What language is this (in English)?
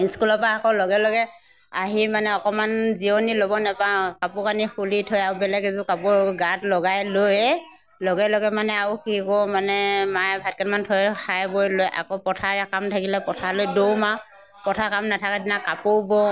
Assamese